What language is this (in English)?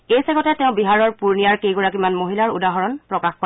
Assamese